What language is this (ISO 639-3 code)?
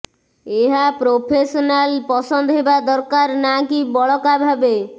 ori